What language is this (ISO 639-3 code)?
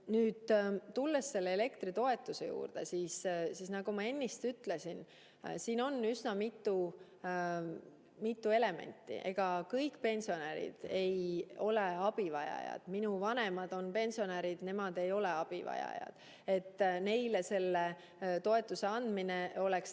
est